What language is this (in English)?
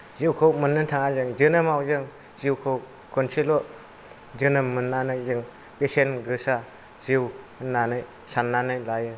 Bodo